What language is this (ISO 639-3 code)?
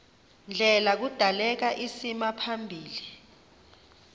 xho